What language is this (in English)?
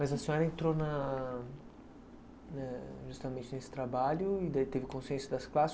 Portuguese